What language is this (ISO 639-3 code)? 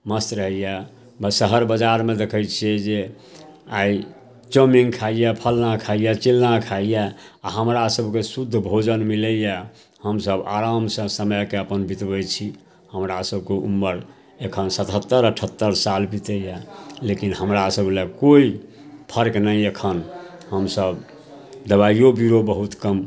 mai